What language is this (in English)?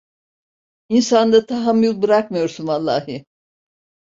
Turkish